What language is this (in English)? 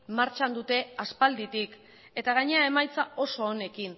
Basque